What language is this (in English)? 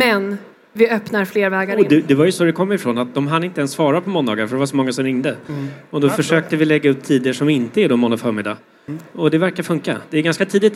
Swedish